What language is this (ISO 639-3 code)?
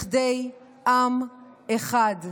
heb